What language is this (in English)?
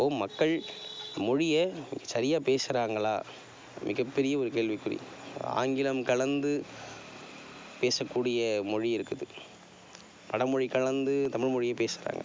Tamil